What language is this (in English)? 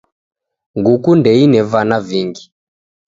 Taita